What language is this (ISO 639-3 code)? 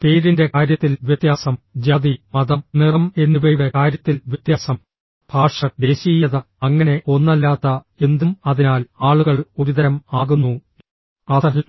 mal